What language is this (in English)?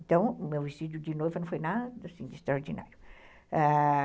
Portuguese